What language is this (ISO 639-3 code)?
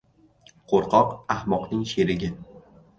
uzb